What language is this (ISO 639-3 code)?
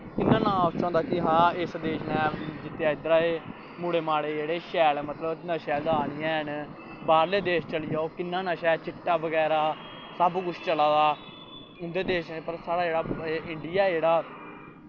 doi